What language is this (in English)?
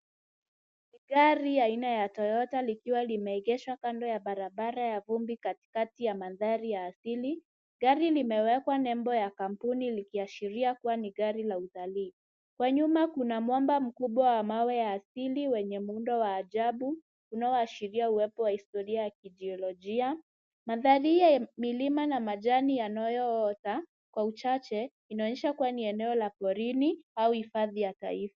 Swahili